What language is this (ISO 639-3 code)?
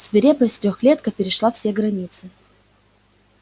rus